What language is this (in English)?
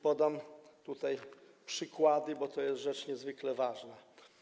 Polish